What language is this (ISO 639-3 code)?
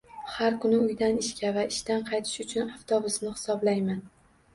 uzb